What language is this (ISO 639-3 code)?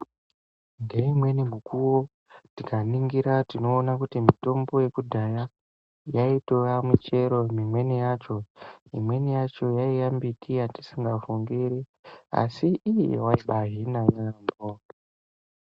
ndc